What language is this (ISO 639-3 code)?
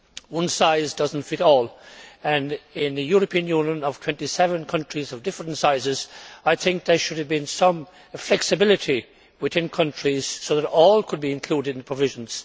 eng